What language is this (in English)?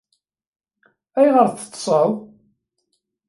Kabyle